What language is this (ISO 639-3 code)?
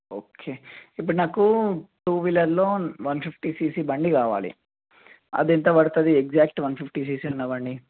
tel